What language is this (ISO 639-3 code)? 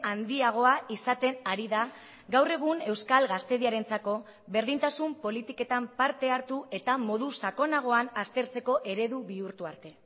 eus